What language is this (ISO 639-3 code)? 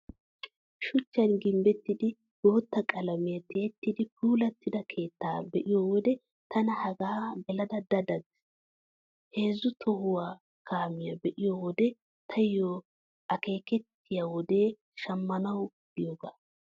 wal